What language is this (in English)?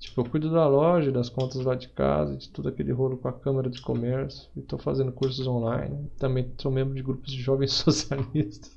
Portuguese